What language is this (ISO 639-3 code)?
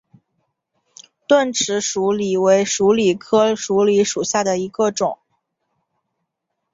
zho